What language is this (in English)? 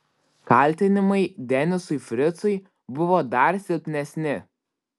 Lithuanian